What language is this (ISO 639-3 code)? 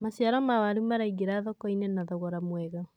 kik